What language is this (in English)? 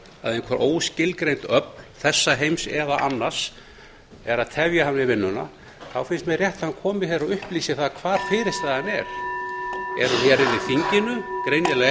Icelandic